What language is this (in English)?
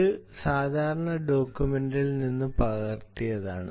Malayalam